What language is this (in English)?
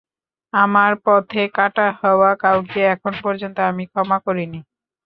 Bangla